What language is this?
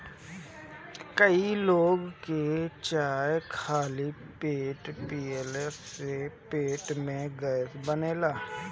Bhojpuri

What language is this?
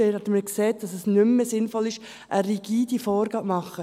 Swiss German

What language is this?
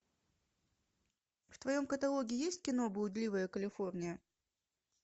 Russian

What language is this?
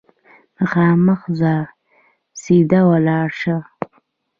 Pashto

